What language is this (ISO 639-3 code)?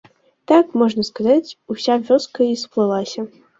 bel